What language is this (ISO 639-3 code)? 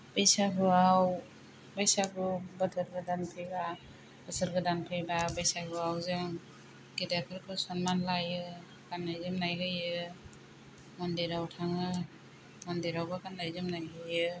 brx